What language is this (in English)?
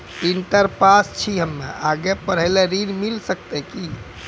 Maithili